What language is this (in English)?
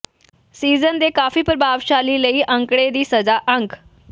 Punjabi